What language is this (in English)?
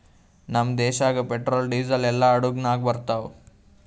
Kannada